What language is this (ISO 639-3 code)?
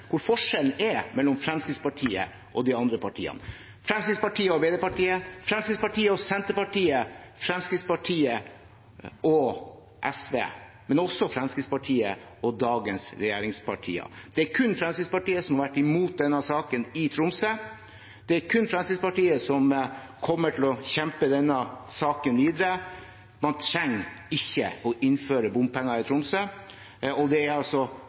nob